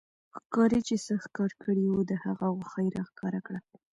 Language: Pashto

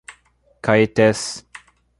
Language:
Portuguese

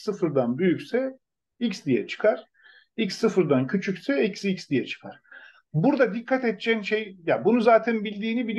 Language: Turkish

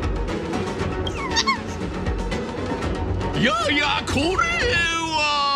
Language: Japanese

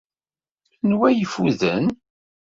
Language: Kabyle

